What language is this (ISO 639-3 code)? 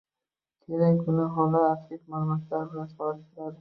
uzb